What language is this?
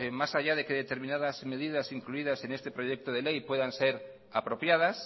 Spanish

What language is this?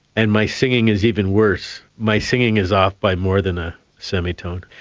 English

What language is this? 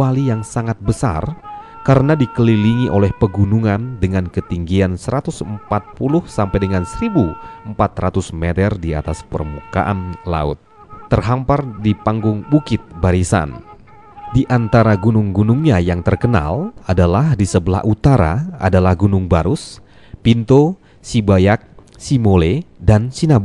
Indonesian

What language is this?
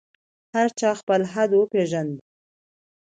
Pashto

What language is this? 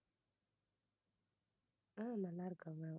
Tamil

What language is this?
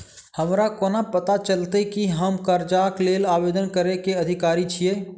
Maithili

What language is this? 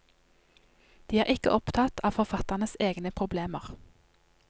Norwegian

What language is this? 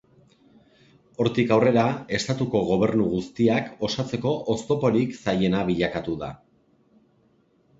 Basque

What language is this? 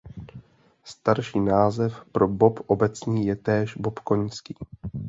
Czech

